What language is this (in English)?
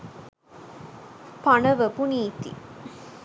Sinhala